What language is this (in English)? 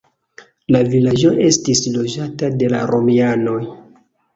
Esperanto